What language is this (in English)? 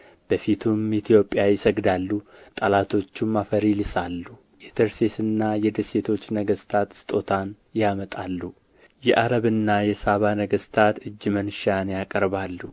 Amharic